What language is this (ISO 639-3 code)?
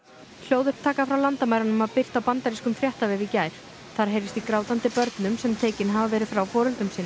isl